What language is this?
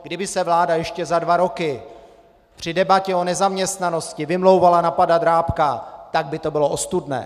Czech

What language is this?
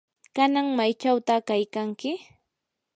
Yanahuanca Pasco Quechua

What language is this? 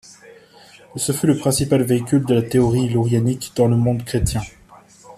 French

